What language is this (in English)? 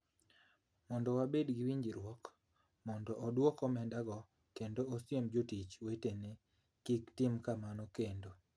Luo (Kenya and Tanzania)